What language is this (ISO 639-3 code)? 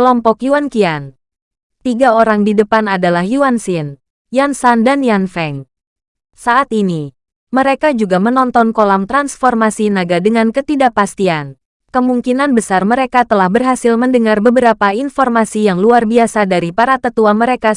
ind